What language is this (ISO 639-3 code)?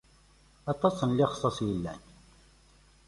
kab